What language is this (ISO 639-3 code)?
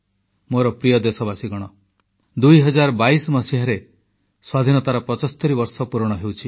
ori